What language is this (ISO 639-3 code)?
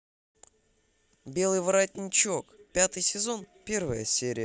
rus